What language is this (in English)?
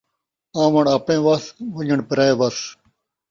Saraiki